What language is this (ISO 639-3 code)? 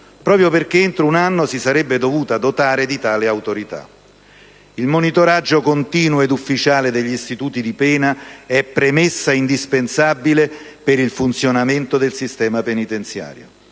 ita